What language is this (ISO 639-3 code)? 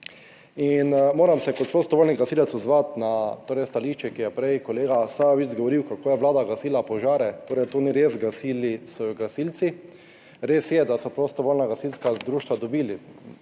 slv